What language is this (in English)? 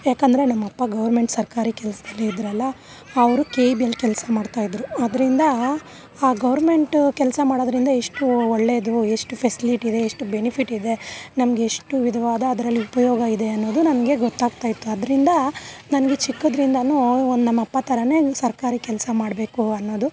Kannada